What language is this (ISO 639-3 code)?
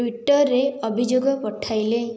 ori